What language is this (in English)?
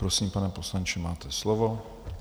Czech